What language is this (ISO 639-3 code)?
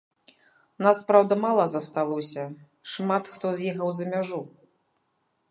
bel